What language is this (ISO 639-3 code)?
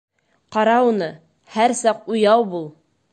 bak